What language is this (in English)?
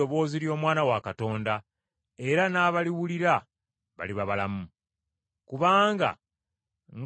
Ganda